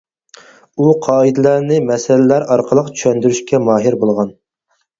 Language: Uyghur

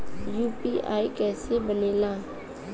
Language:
Bhojpuri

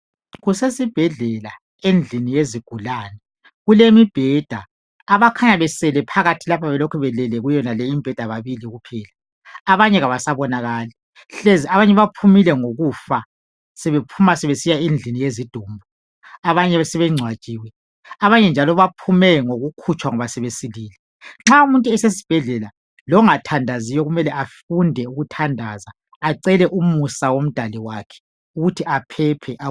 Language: North Ndebele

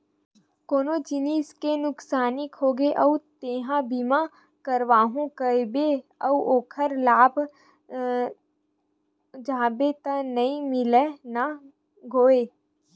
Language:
Chhattisgarhi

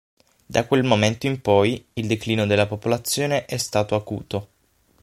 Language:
Italian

